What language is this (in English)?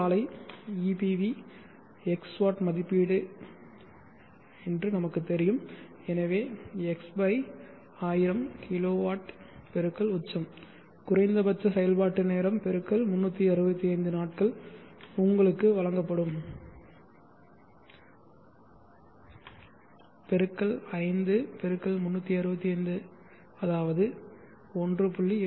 Tamil